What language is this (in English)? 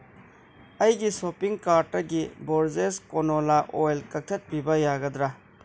Manipuri